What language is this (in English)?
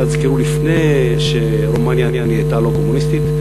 Hebrew